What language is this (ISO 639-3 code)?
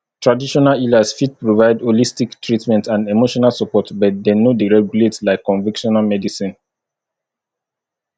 pcm